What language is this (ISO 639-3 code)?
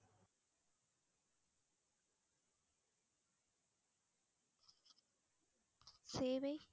tam